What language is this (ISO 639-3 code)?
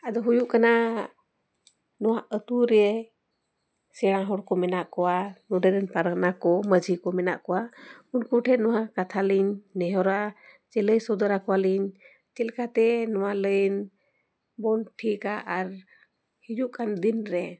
sat